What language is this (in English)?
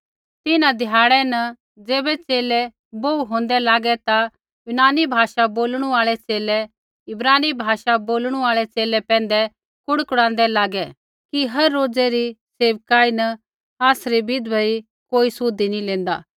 Kullu Pahari